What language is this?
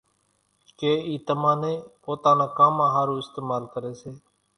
Kachi Koli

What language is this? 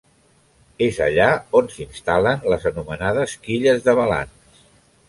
Catalan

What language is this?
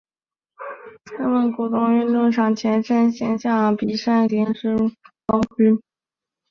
Chinese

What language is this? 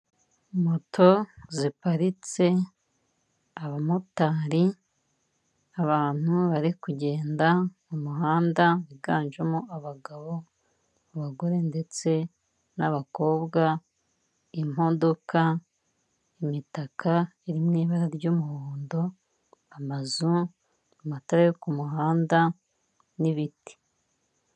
Kinyarwanda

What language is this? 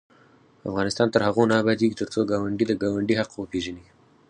Pashto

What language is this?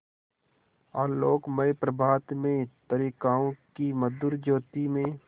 Hindi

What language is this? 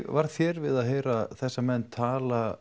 Icelandic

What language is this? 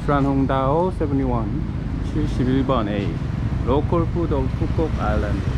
Korean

